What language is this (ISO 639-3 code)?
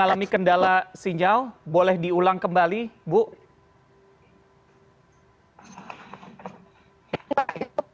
ind